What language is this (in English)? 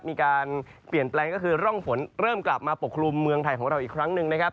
Thai